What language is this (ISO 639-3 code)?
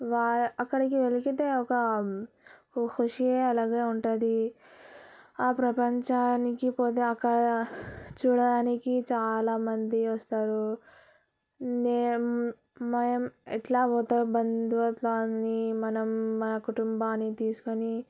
tel